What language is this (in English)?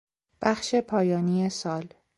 Persian